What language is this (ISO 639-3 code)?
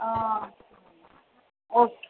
tam